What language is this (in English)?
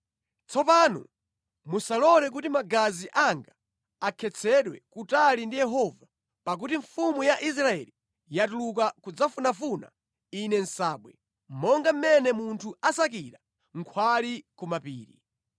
Nyanja